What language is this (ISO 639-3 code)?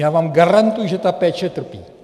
ces